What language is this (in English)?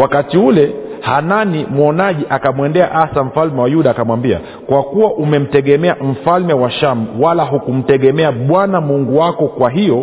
Swahili